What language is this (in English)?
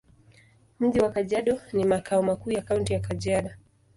Swahili